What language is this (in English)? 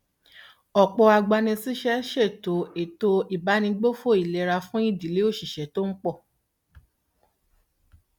Yoruba